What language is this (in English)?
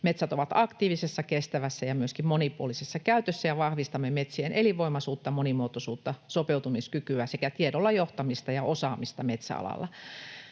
Finnish